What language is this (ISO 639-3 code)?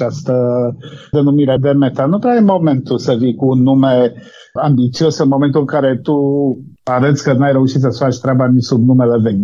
ron